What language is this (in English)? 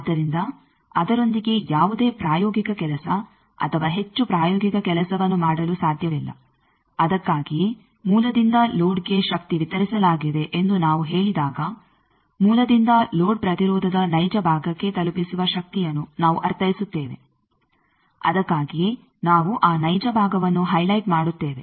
Kannada